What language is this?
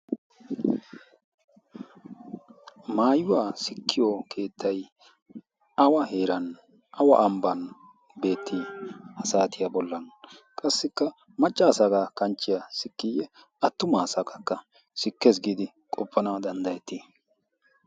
Wolaytta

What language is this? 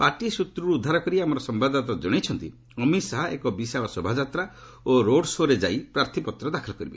Odia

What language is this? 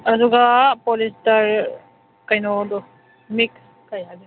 Manipuri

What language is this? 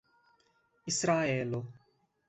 Esperanto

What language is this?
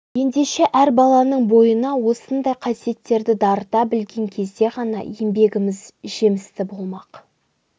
Kazakh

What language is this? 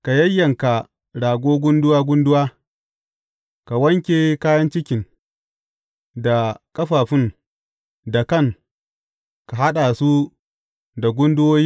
Hausa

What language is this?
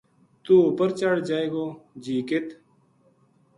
Gujari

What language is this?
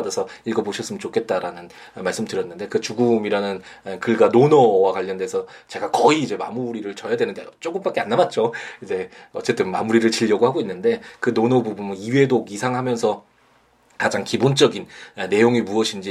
Korean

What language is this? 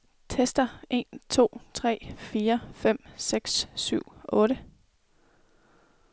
Danish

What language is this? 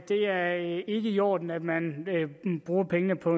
Danish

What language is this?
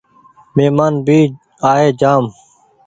Goaria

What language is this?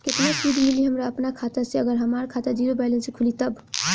Bhojpuri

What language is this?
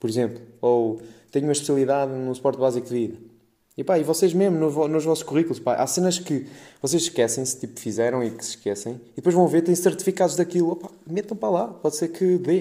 Portuguese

